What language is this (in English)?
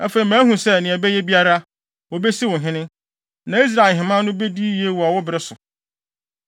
Akan